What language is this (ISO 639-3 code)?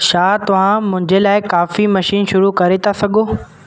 snd